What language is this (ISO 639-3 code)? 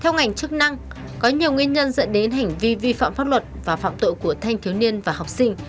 vie